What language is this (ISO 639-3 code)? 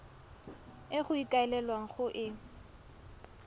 tsn